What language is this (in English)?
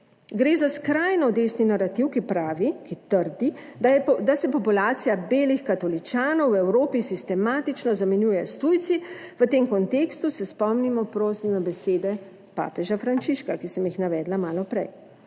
Slovenian